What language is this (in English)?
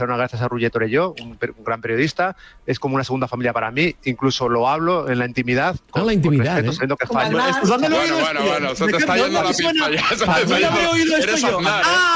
Spanish